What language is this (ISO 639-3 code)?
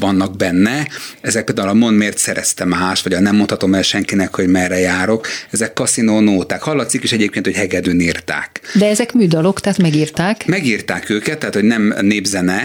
hun